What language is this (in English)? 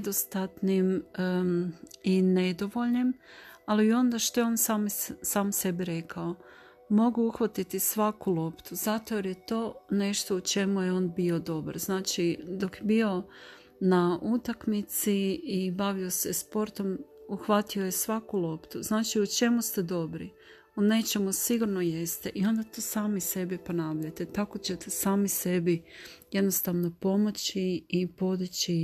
Croatian